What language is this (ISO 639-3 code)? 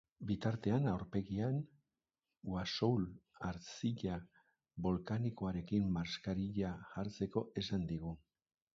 eus